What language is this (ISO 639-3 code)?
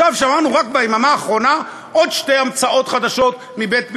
heb